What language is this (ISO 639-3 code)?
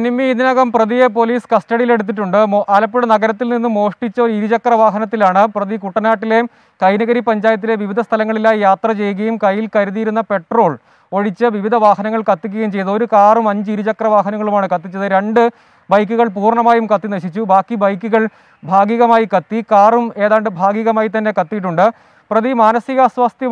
ara